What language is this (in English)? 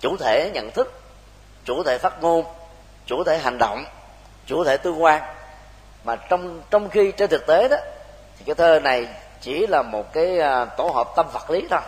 Vietnamese